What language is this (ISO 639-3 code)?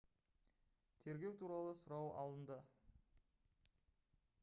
kaz